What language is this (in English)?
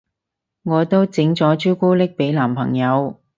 Cantonese